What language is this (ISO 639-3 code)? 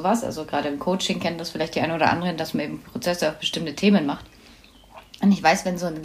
deu